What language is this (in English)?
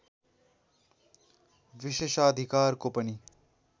Nepali